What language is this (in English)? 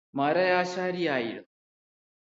Malayalam